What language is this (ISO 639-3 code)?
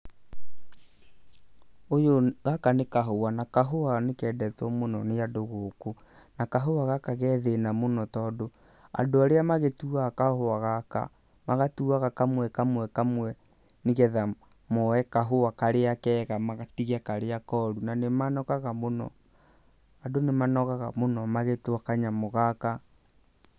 kik